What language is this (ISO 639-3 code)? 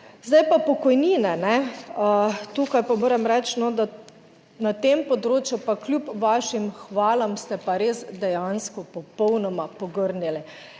slv